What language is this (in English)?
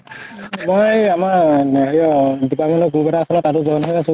Assamese